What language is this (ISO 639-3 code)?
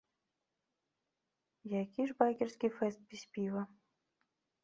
bel